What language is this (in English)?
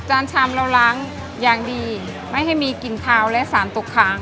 Thai